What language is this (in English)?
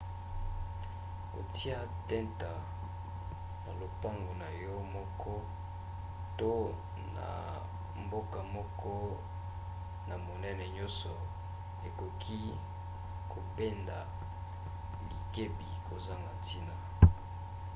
Lingala